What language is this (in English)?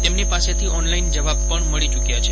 Gujarati